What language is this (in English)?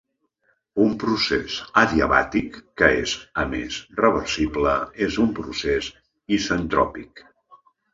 Catalan